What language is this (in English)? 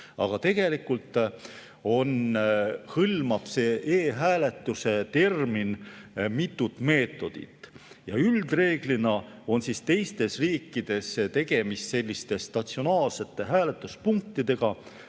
Estonian